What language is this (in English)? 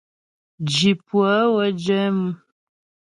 Ghomala